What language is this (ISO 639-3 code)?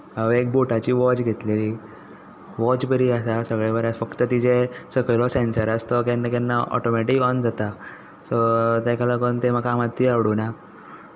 kok